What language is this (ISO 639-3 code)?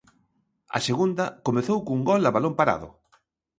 glg